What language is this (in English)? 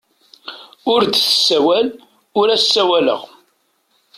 Kabyle